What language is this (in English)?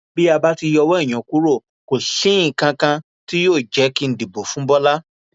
Yoruba